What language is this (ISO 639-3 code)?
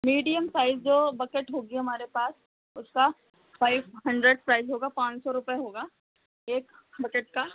hin